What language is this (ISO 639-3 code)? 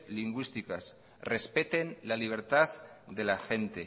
spa